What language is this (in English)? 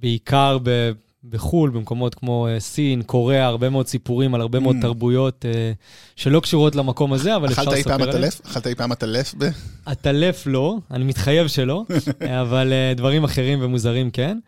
Hebrew